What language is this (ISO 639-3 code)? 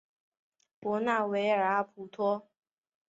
zho